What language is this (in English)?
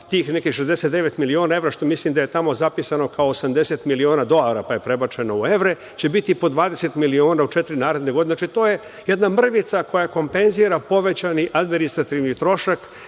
Serbian